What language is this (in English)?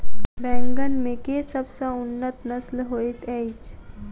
Maithili